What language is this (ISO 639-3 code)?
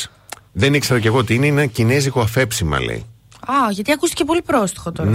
ell